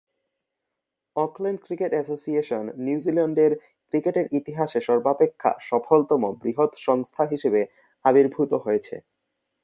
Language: Bangla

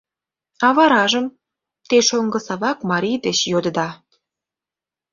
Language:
Mari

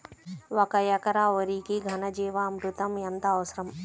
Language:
Telugu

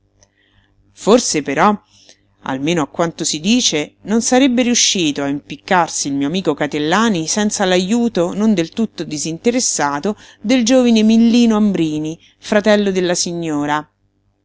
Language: Italian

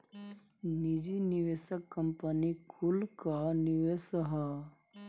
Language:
Bhojpuri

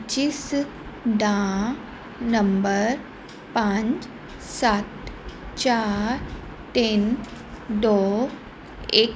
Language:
Punjabi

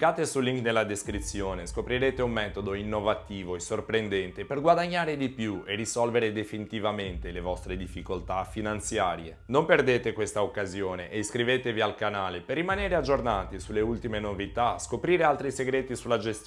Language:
Italian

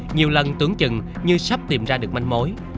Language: Vietnamese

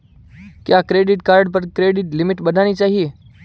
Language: Hindi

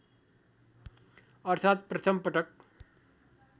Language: Nepali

